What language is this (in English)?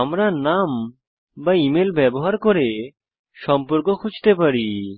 Bangla